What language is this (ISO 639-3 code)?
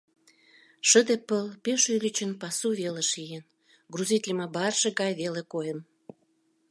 chm